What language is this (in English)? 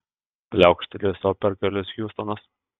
Lithuanian